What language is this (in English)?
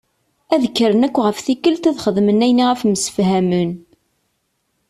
Kabyle